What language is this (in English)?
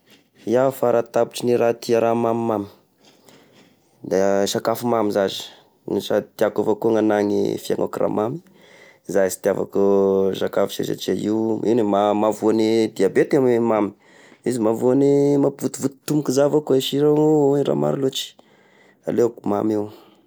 Tesaka Malagasy